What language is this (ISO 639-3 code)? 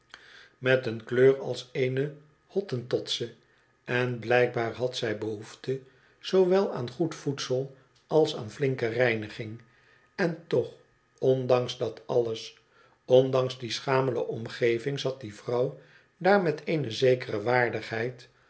nld